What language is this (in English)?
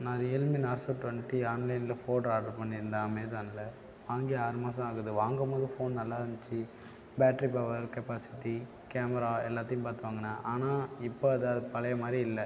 Tamil